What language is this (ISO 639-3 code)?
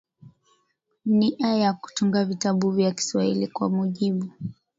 swa